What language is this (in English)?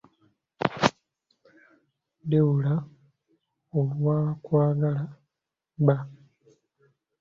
Ganda